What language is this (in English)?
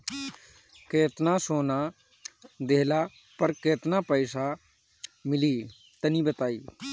Bhojpuri